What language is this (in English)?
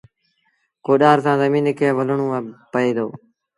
Sindhi Bhil